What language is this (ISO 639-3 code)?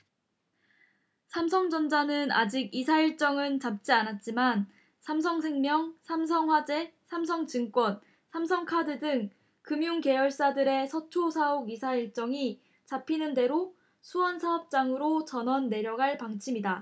kor